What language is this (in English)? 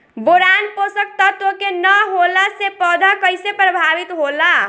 Bhojpuri